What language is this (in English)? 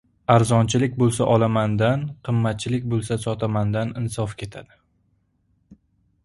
Uzbek